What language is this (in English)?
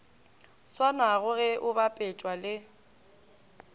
Northern Sotho